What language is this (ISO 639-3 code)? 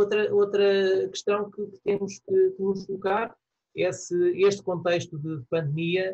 por